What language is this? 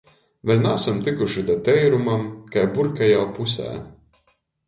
Latgalian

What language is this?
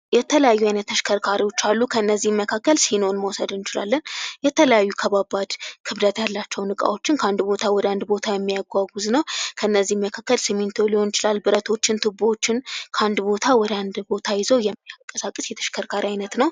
Amharic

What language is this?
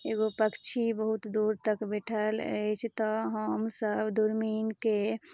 Maithili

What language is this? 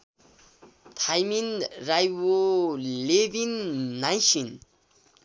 Nepali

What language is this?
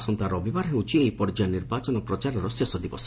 Odia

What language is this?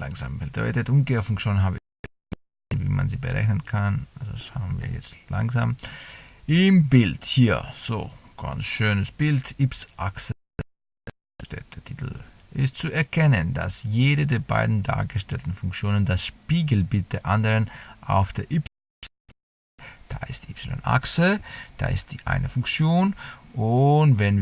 German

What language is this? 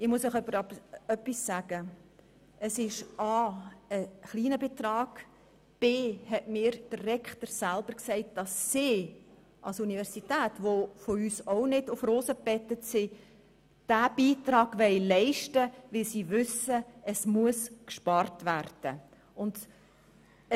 Swiss German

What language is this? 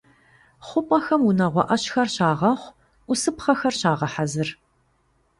Kabardian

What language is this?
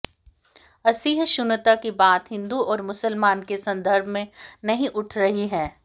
Hindi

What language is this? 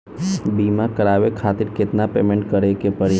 Bhojpuri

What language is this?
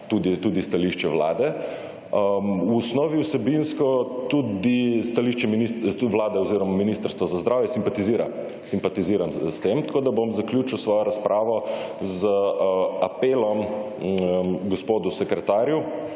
Slovenian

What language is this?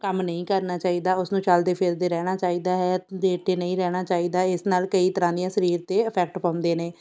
Punjabi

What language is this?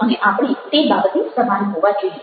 Gujarati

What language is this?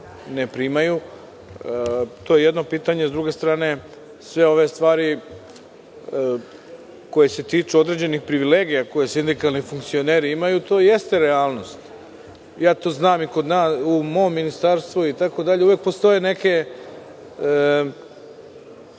Serbian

